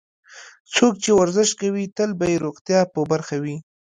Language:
Pashto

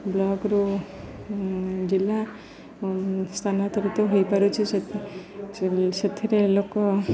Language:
Odia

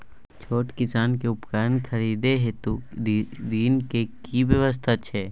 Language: Maithili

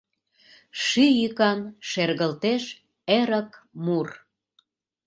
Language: Mari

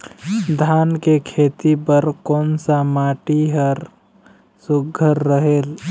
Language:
Chhattisgarhi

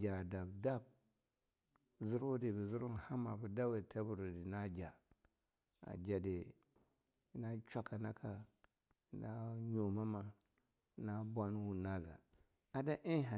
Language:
Longuda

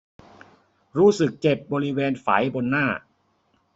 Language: Thai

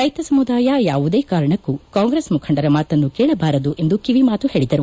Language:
Kannada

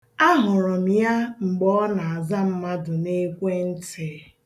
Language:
Igbo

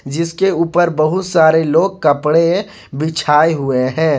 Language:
Hindi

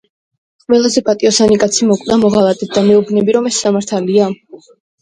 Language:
Georgian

